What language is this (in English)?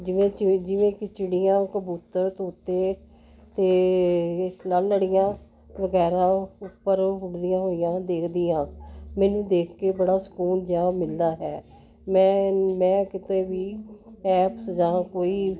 Punjabi